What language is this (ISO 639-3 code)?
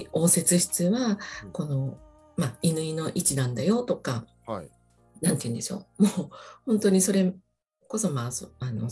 jpn